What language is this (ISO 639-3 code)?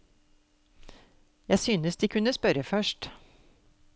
nor